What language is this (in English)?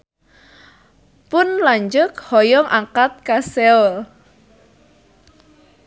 Sundanese